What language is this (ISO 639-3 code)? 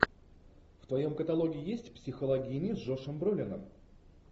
rus